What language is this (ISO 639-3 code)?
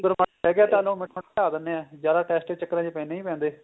pan